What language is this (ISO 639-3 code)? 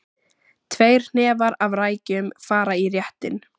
isl